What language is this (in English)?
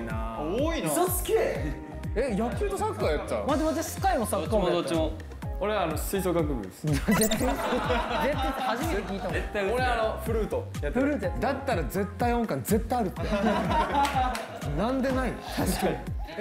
Japanese